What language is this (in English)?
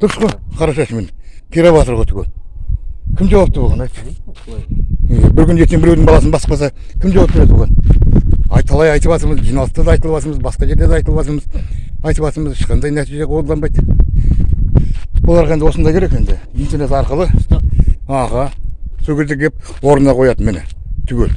Kazakh